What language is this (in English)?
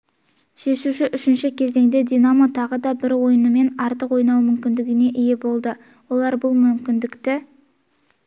Kazakh